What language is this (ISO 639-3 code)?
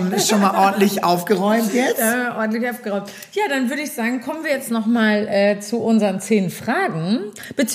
deu